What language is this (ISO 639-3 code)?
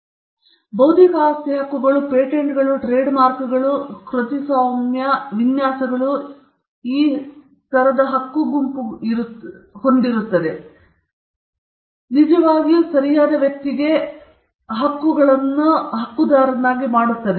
kan